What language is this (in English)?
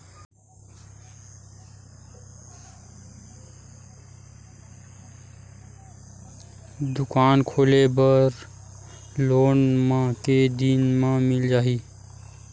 Chhattisgarhi